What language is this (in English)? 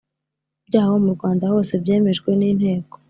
Kinyarwanda